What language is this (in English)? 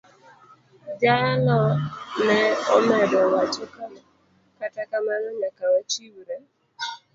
Luo (Kenya and Tanzania)